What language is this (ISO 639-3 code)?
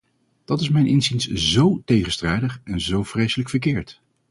nld